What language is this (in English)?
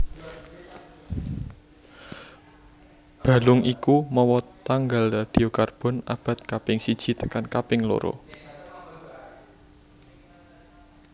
Javanese